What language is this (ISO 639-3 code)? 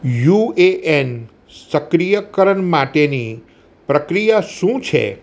guj